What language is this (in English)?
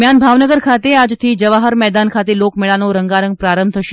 Gujarati